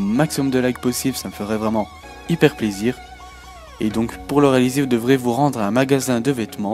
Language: French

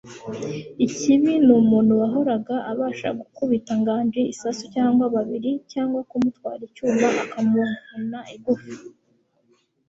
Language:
Kinyarwanda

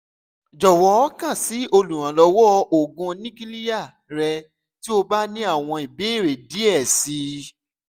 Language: Yoruba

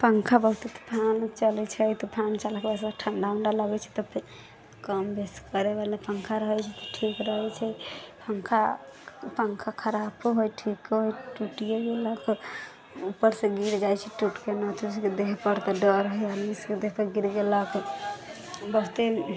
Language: Maithili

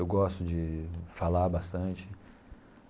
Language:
Portuguese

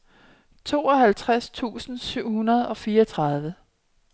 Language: Danish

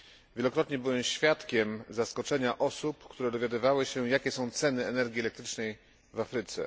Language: Polish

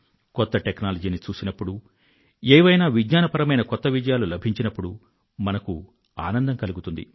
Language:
Telugu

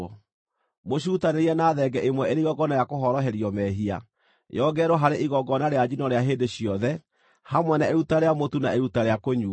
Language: Kikuyu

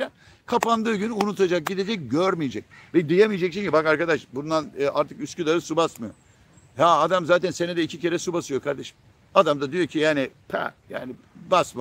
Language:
Turkish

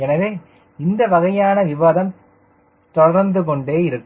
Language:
Tamil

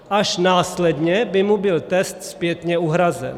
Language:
Czech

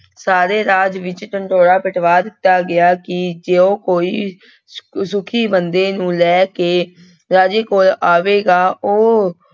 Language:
Punjabi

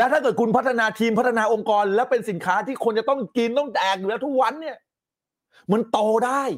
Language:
Thai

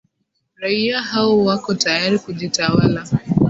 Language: Swahili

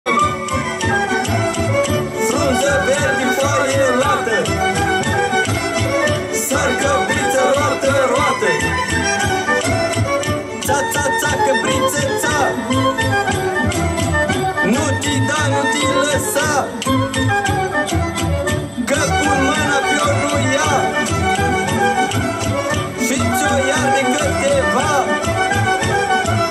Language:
Romanian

